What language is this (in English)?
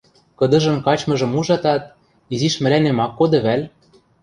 Western Mari